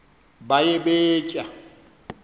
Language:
Xhosa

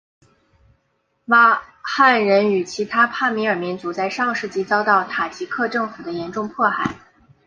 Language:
Chinese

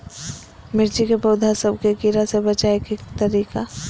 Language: Magahi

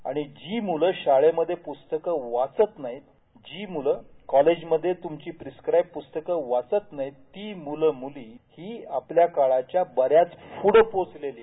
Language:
Marathi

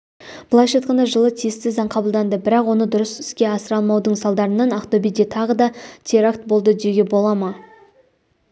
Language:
Kazakh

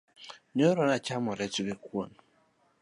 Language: Luo (Kenya and Tanzania)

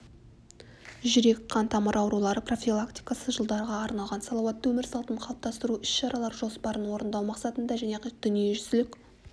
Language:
Kazakh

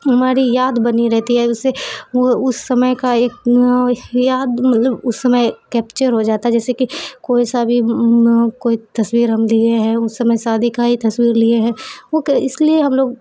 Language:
Urdu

